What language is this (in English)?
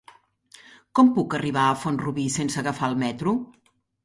Catalan